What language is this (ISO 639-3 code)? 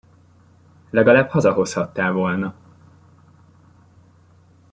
hun